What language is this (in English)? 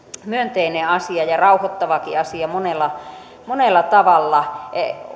Finnish